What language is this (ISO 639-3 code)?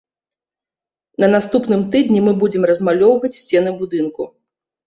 bel